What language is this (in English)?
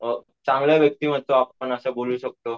Marathi